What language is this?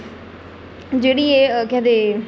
Dogri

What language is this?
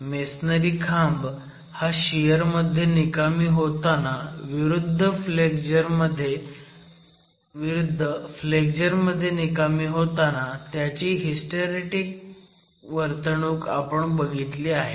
Marathi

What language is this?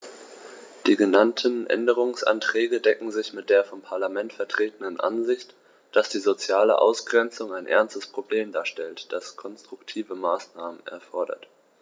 German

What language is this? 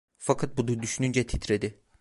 Turkish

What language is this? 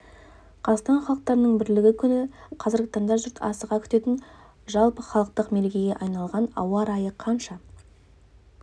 Kazakh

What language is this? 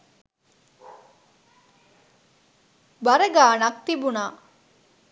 Sinhala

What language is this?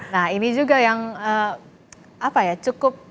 Indonesian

